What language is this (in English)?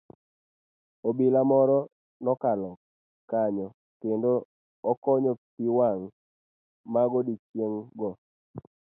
Luo (Kenya and Tanzania)